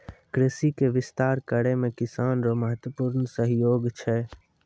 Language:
Maithili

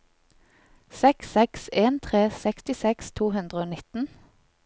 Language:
Norwegian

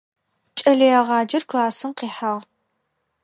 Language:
Adyghe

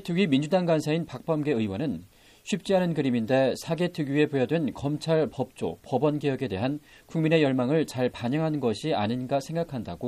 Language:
Korean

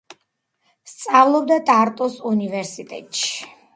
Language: Georgian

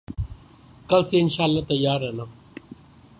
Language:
Urdu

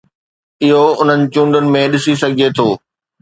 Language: Sindhi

